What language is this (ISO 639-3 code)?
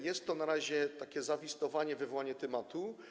pol